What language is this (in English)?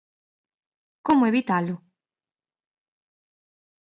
Galician